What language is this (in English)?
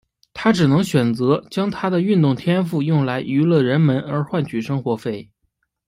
Chinese